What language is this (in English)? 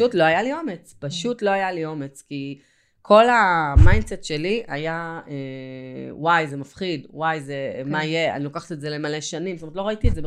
Hebrew